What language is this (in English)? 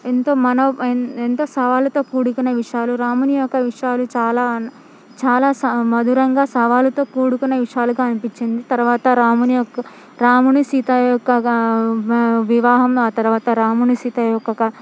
Telugu